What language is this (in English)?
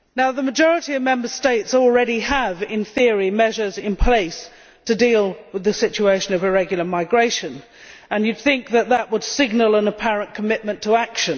English